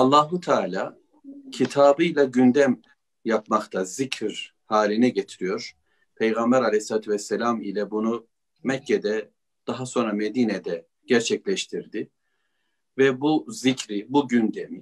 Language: Turkish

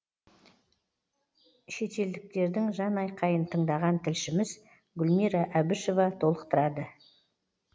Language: Kazakh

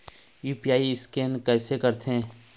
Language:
Chhattisgarhi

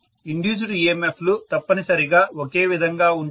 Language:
Telugu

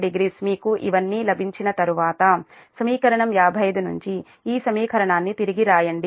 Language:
Telugu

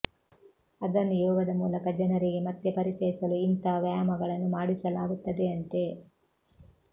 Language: Kannada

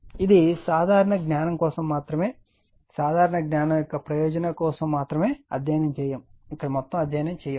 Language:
Telugu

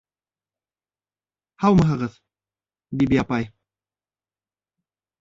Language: Bashkir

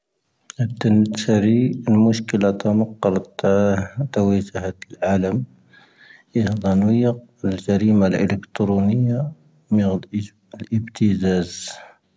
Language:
Tahaggart Tamahaq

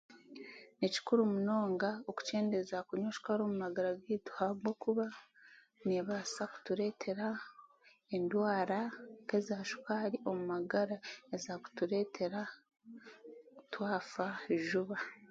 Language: Chiga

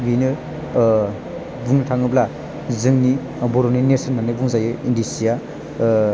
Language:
Bodo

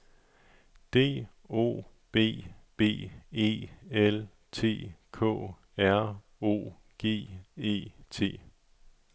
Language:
Danish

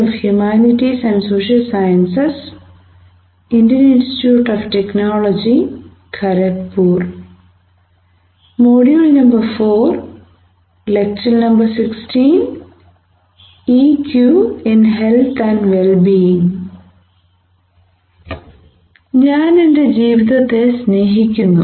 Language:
Malayalam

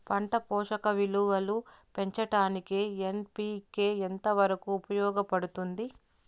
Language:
Telugu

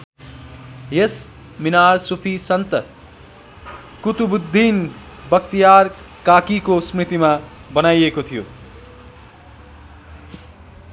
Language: Nepali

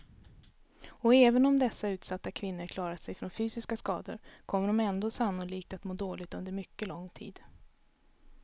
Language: Swedish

